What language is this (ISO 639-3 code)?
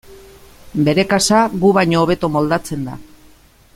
eus